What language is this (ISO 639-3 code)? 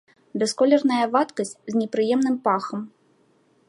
bel